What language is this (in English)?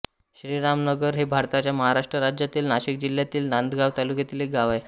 Marathi